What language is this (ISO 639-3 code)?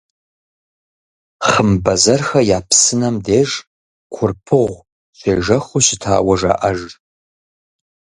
kbd